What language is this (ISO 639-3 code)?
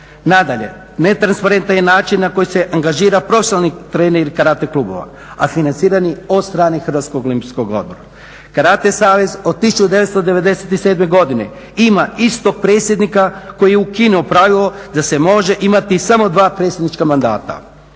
hrv